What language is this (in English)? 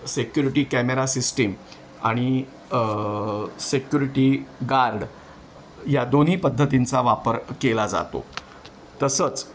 Marathi